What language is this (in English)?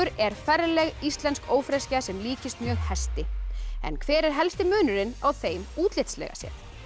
Icelandic